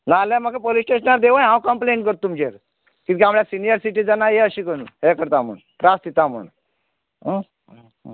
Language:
Konkani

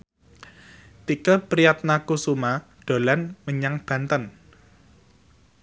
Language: Javanese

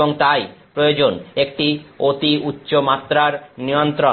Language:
Bangla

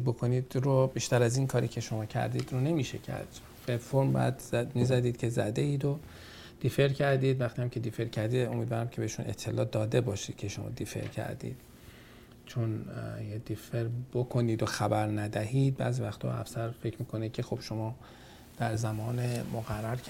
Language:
Persian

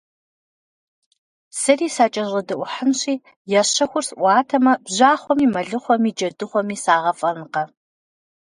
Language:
Kabardian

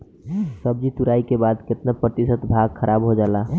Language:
Bhojpuri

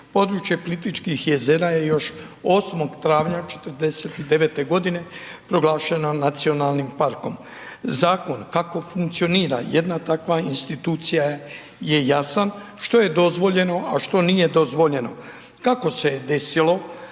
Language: Croatian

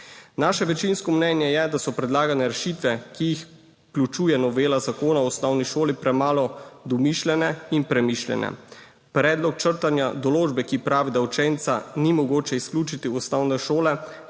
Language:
Slovenian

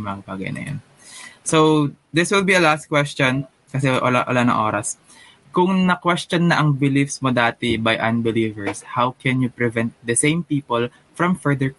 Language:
Filipino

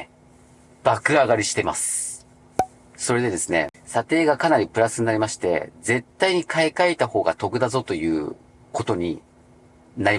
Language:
Japanese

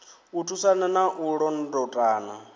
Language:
Venda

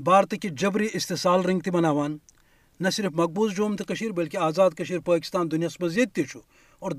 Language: Urdu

